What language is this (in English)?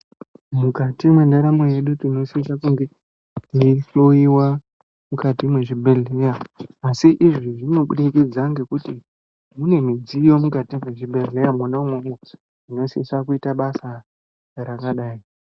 Ndau